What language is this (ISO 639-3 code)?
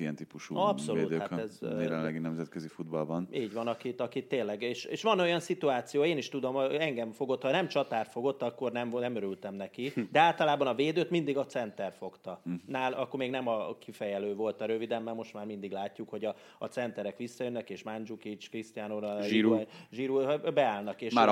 hun